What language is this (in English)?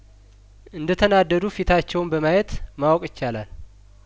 Amharic